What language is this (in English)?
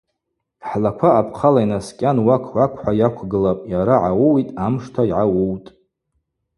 Abaza